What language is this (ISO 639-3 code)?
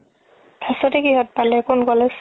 asm